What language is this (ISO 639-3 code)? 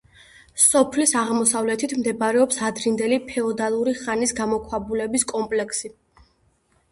kat